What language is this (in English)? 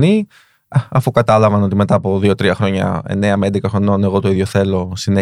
Greek